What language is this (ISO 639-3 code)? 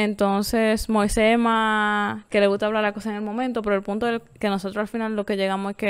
spa